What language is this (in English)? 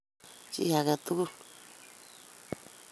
Kalenjin